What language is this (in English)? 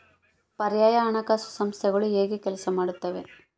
Kannada